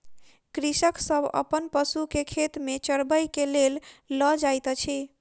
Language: Maithili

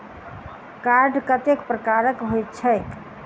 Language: Maithili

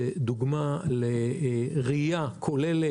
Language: Hebrew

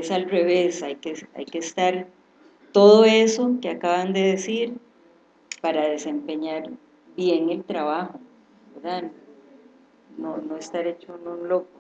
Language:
Spanish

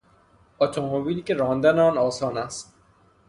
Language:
Persian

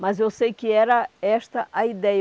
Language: Portuguese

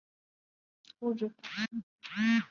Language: Chinese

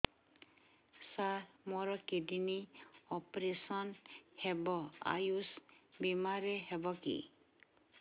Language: Odia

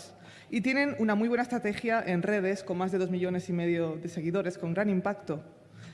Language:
Spanish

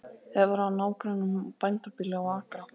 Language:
Icelandic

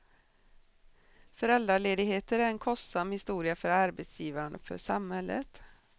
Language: Swedish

